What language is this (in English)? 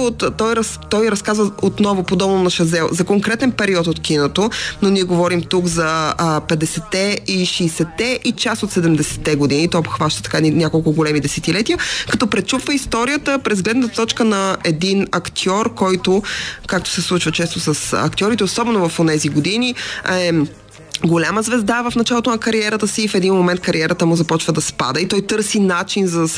Bulgarian